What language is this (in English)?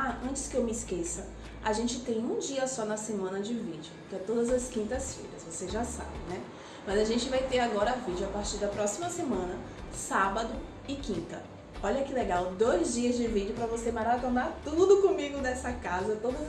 Portuguese